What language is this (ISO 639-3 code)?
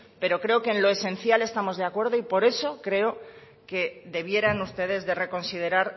spa